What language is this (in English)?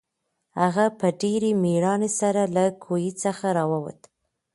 Pashto